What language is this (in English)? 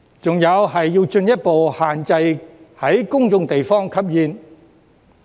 Cantonese